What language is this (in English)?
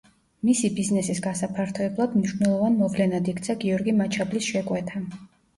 Georgian